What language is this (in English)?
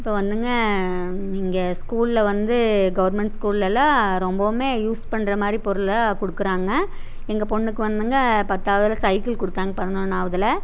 Tamil